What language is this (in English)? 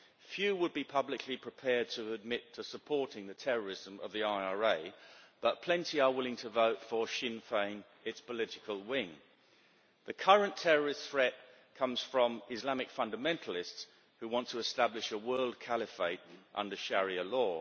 English